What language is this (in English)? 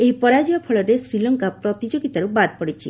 Odia